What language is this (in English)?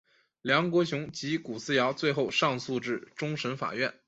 Chinese